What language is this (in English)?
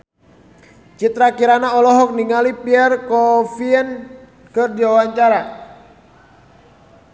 Sundanese